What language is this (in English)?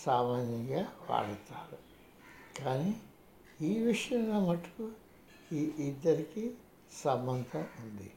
Telugu